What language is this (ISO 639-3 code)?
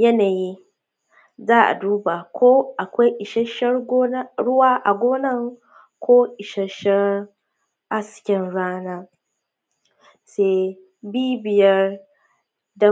hau